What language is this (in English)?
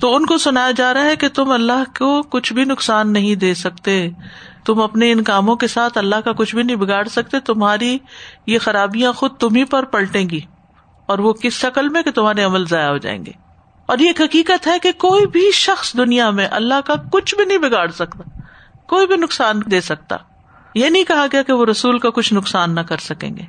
Urdu